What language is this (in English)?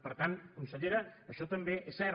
Catalan